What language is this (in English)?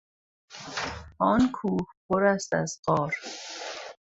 Persian